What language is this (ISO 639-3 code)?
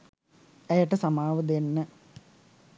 sin